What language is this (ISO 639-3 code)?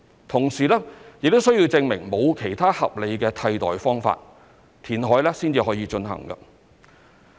yue